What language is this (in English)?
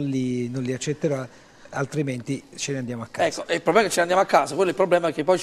Italian